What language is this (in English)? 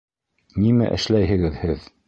Bashkir